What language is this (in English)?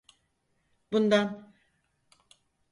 Turkish